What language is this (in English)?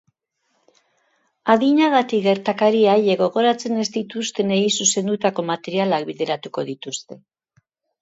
Basque